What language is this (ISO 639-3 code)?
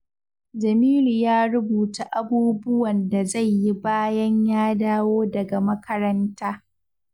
hau